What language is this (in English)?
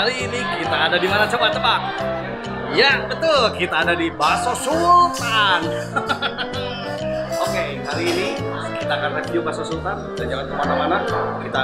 Indonesian